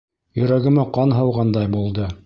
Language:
Bashkir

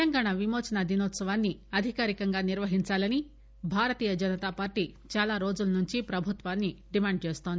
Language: Telugu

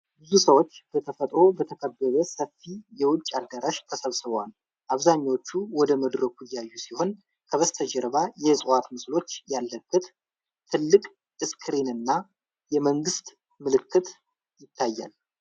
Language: Amharic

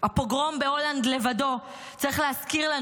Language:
Hebrew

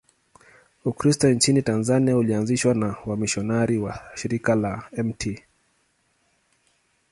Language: Swahili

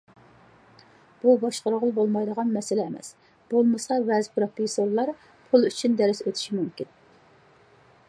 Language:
Uyghur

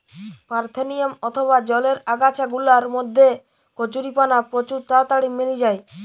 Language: Bangla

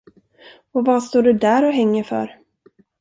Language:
Swedish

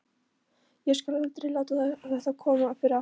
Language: Icelandic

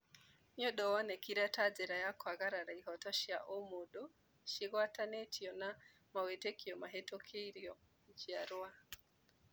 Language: Kikuyu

